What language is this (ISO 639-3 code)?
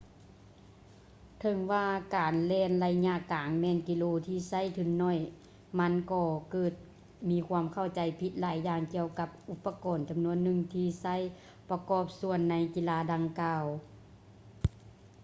lao